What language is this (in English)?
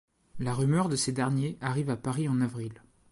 French